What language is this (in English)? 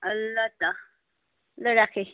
Nepali